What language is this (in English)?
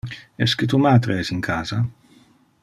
Interlingua